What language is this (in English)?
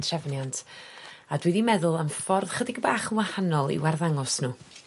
Welsh